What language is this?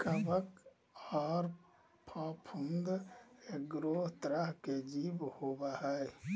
Magahi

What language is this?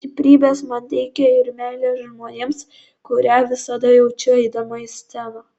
Lithuanian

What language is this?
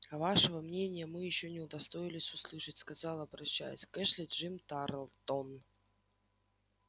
Russian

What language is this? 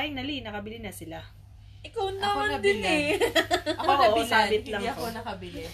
Filipino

